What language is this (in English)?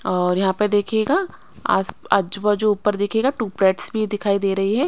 Hindi